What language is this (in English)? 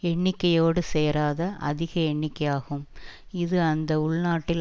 Tamil